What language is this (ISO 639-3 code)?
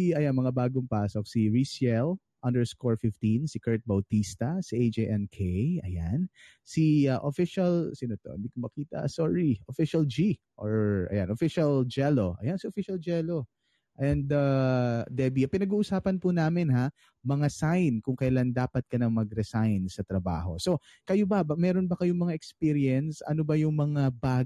fil